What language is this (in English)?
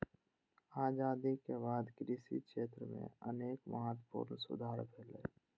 Maithili